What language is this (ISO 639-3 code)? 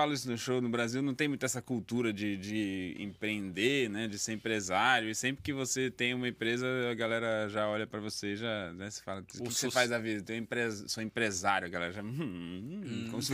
por